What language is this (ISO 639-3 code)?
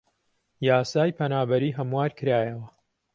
ckb